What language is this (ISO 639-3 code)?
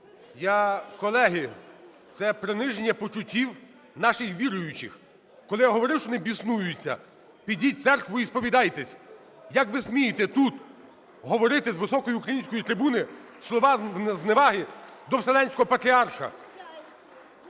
ukr